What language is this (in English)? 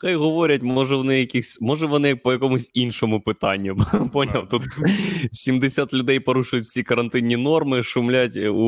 Ukrainian